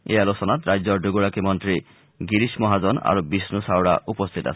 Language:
Assamese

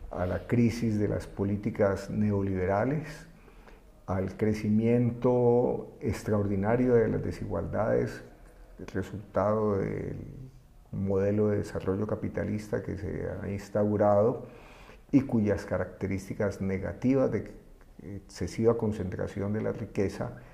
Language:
Spanish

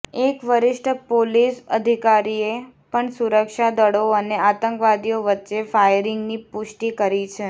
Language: Gujarati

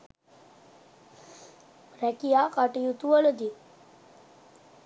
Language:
Sinhala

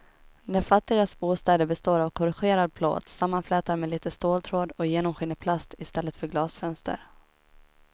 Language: Swedish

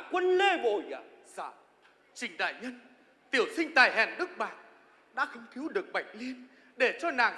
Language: Vietnamese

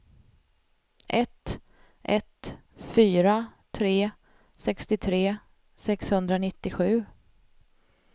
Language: Swedish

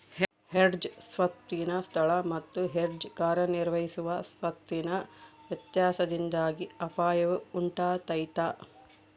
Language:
Kannada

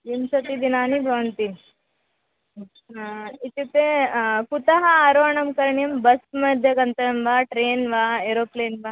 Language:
Sanskrit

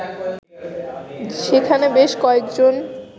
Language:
Bangla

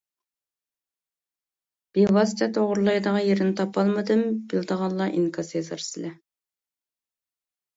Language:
Uyghur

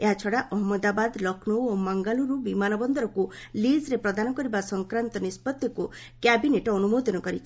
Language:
Odia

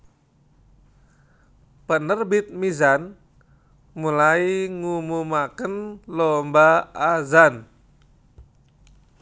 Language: Javanese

